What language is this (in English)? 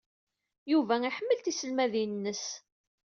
Kabyle